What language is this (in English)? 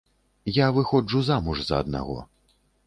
Belarusian